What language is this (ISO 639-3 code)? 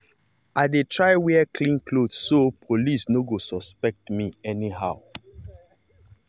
pcm